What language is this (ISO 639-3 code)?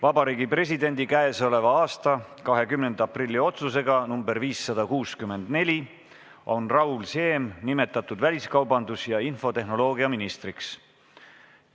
est